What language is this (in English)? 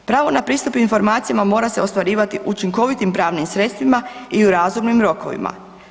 Croatian